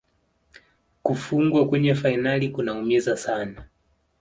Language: Swahili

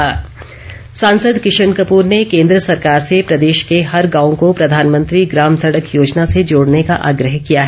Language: Hindi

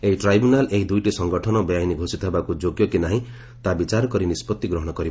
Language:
Odia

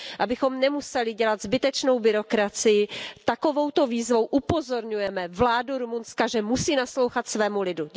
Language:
Czech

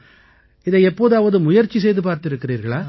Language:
Tamil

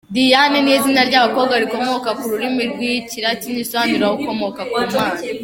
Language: Kinyarwanda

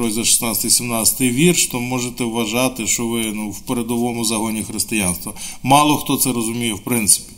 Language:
Ukrainian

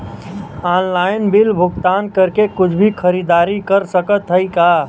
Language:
Bhojpuri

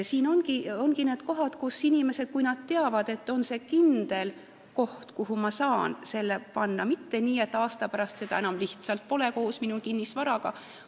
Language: Estonian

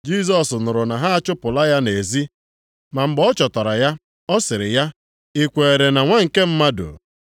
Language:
Igbo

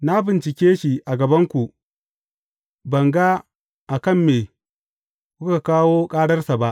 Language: Hausa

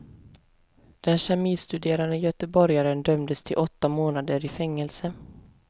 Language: Swedish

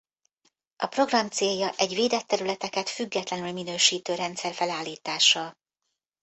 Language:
Hungarian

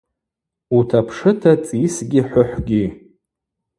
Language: Abaza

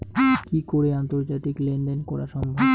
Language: Bangla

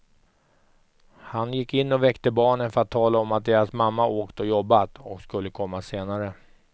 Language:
Swedish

